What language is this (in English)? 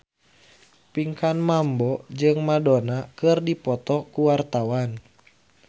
Sundanese